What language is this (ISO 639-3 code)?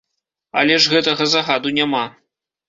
bel